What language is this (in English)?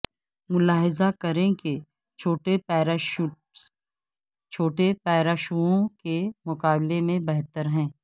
Urdu